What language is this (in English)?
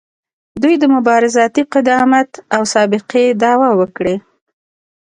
Pashto